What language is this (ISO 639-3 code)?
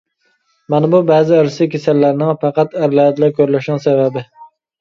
uig